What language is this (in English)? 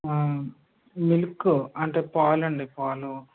Telugu